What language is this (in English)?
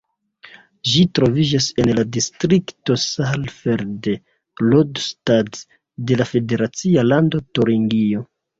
Esperanto